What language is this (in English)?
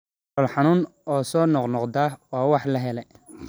Somali